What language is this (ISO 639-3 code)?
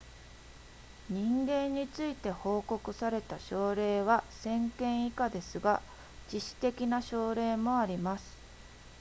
jpn